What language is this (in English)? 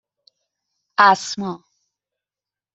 Persian